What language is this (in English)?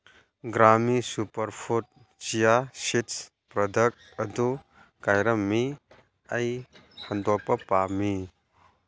Manipuri